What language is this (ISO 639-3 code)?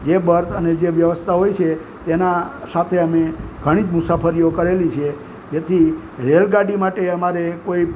guj